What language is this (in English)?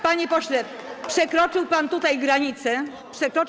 Polish